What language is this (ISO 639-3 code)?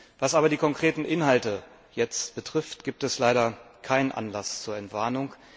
deu